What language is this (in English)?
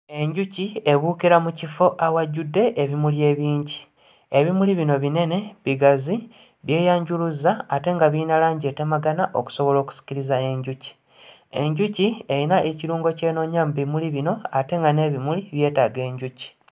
Ganda